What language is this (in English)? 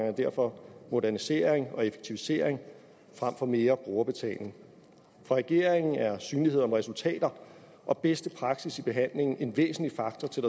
Danish